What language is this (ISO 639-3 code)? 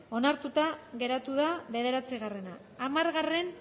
eus